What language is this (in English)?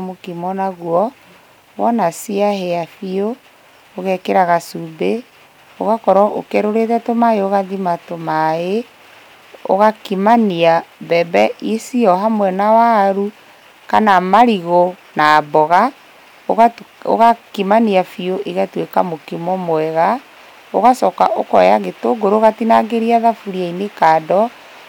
Kikuyu